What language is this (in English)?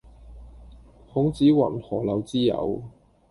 Cantonese